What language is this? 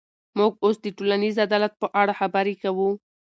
Pashto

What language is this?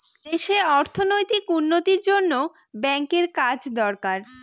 Bangla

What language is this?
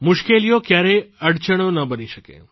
Gujarati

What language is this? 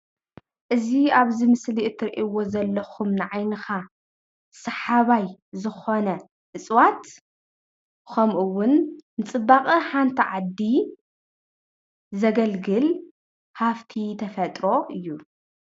Tigrinya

